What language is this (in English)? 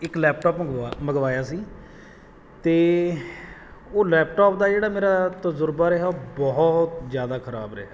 Punjabi